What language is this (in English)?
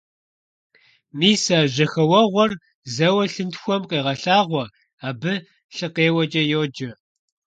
Kabardian